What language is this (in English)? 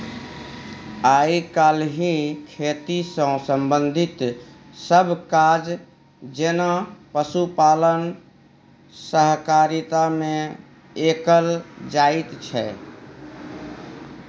Maithili